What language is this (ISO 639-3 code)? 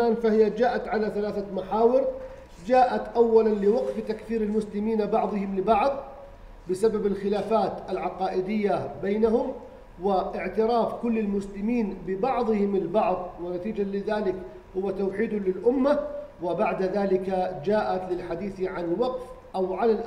ara